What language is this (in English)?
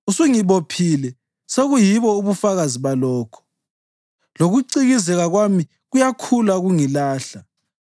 North Ndebele